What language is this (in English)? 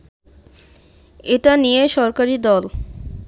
Bangla